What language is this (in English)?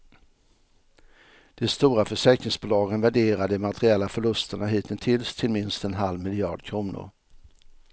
Swedish